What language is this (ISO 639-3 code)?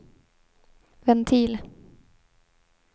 swe